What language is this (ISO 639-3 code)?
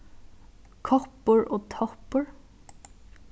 fao